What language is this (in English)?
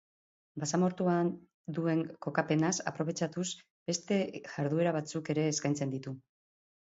Basque